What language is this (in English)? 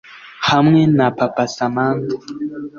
Kinyarwanda